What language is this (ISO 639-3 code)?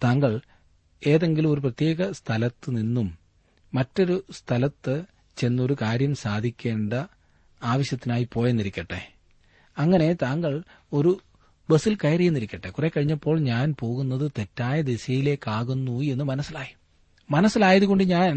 mal